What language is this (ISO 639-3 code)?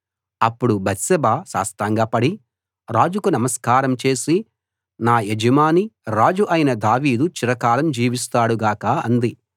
tel